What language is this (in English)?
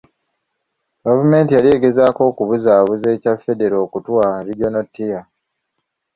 Ganda